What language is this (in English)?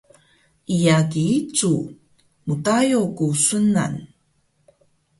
Taroko